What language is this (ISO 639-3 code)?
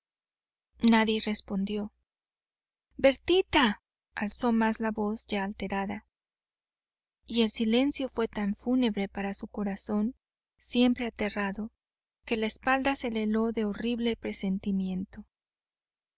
spa